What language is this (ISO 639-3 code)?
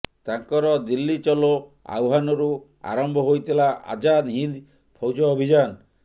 ori